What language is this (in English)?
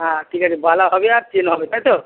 Bangla